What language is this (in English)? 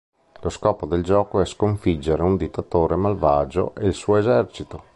Italian